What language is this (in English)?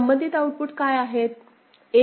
Marathi